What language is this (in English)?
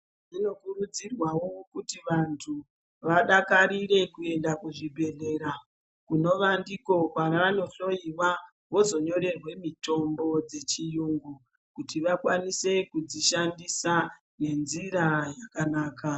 Ndau